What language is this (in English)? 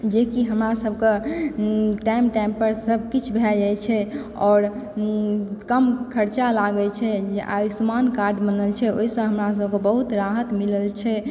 Maithili